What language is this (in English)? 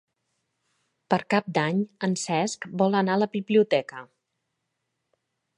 Catalan